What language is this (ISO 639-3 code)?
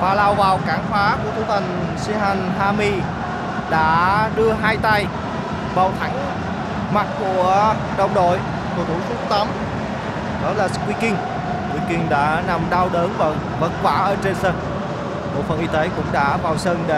vie